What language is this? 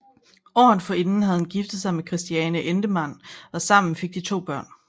Danish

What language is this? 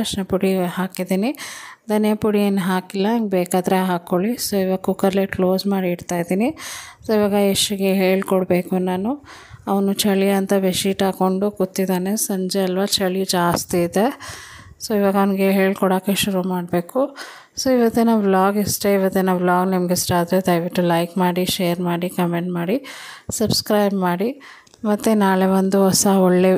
Kannada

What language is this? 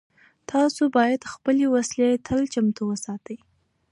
Pashto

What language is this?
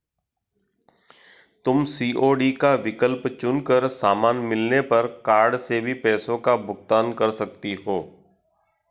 Hindi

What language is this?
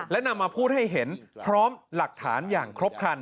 Thai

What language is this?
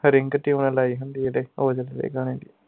Punjabi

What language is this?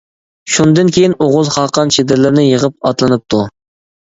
Uyghur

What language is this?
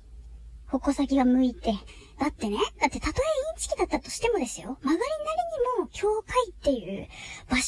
Japanese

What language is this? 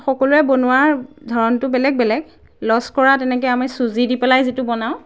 Assamese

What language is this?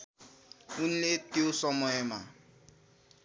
Nepali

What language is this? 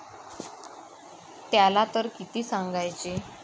Marathi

